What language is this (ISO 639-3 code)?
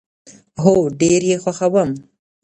pus